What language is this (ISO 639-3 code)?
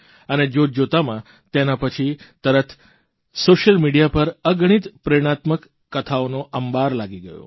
guj